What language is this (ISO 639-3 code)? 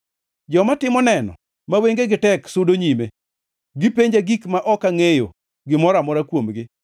luo